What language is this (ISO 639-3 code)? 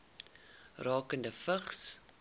afr